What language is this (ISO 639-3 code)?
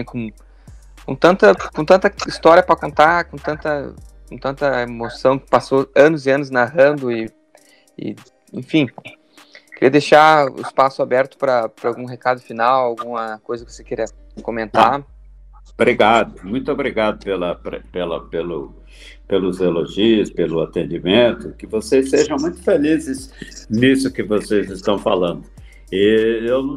por